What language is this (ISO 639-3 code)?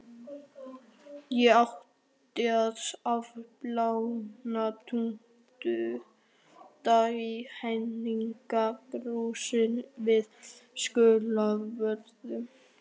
isl